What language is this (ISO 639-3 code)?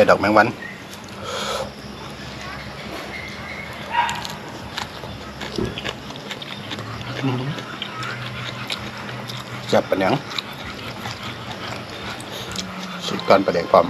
tha